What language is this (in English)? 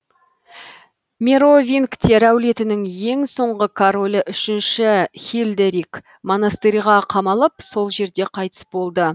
Kazakh